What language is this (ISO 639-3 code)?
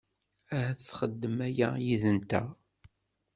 kab